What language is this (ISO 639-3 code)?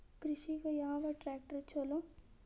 kan